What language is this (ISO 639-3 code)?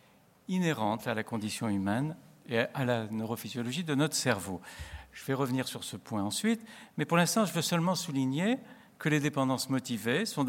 fra